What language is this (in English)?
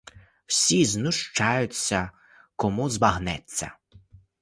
Ukrainian